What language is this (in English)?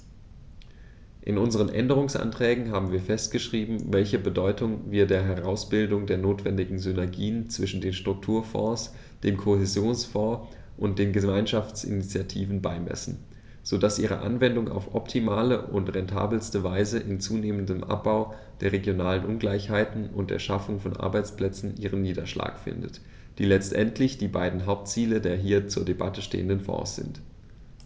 German